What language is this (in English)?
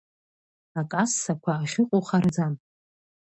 Abkhazian